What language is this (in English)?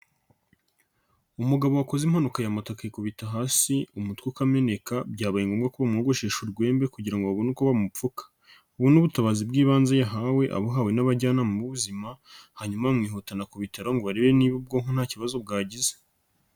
Kinyarwanda